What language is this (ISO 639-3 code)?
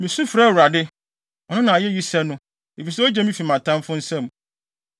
aka